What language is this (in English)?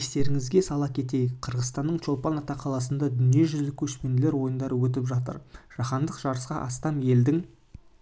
Kazakh